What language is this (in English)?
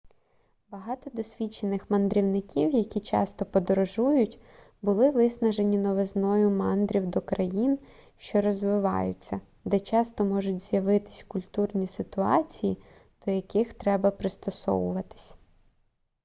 Ukrainian